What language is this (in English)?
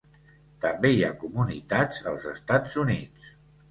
Catalan